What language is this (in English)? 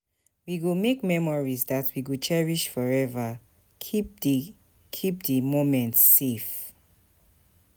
Nigerian Pidgin